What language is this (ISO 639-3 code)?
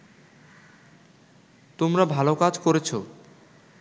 ben